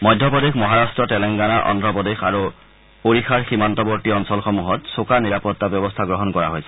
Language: Assamese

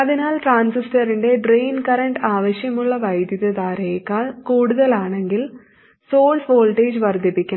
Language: Malayalam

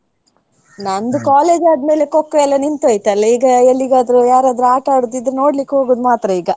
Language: Kannada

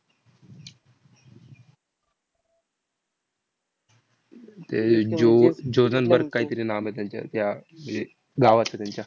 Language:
Marathi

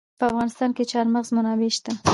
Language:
Pashto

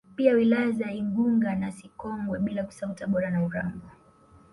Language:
Swahili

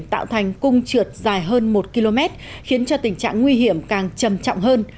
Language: Vietnamese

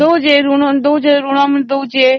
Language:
Odia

